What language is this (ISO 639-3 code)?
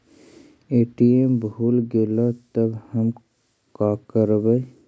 mag